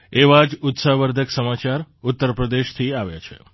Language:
Gujarati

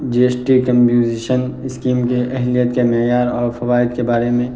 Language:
Urdu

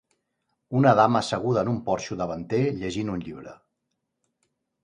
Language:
Catalan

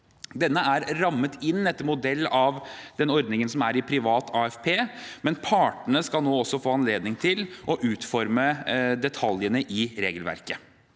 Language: Norwegian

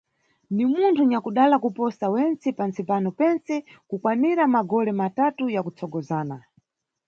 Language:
Nyungwe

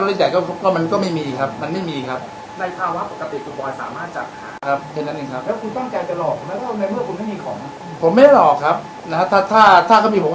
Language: Thai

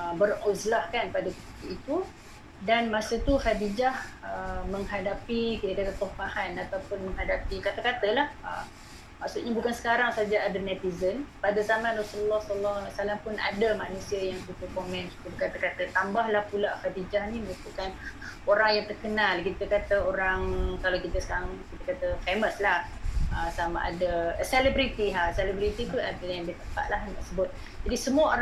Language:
Malay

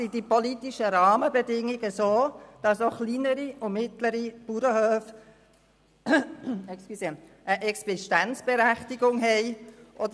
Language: Swiss German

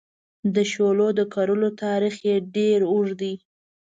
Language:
Pashto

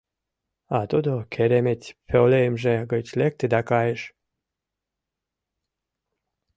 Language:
Mari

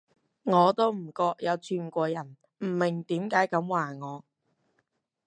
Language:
Cantonese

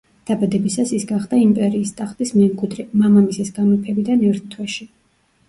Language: Georgian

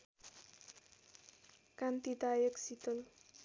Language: Nepali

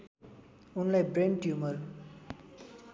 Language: Nepali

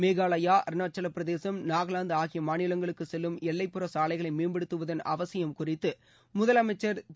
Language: Tamil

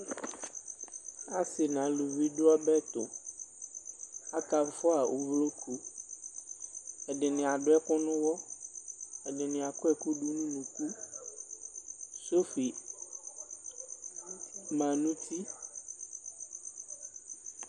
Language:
Ikposo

